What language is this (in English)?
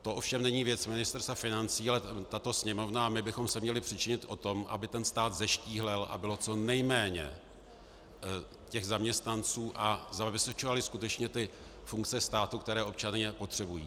Czech